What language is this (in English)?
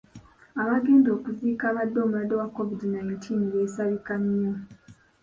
Ganda